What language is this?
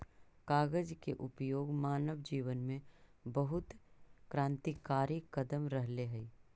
Magahi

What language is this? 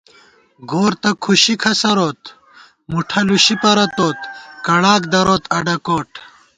Gawar-Bati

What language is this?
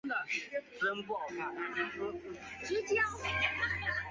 Chinese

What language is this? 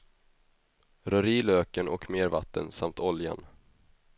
Swedish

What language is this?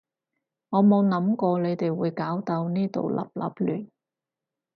Cantonese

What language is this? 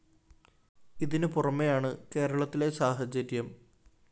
Malayalam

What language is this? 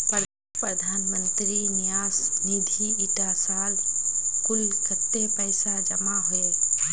Magahi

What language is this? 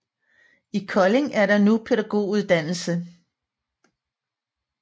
Danish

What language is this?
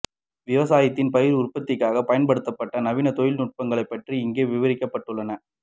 Tamil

